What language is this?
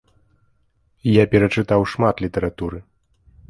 Belarusian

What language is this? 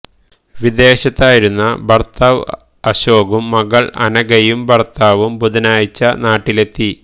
Malayalam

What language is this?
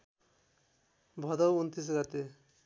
Nepali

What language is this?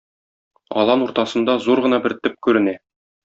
Tatar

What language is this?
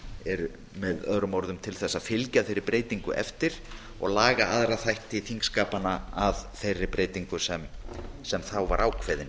Icelandic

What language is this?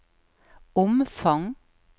Norwegian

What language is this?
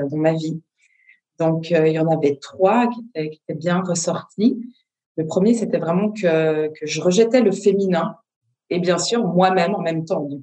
French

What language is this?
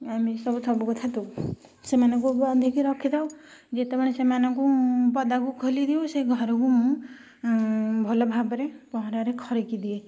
Odia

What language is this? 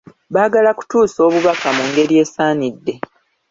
Ganda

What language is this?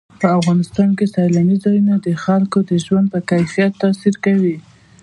Pashto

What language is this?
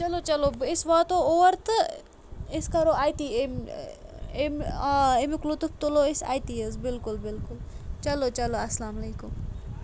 Kashmiri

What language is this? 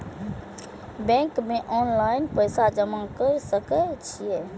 Maithili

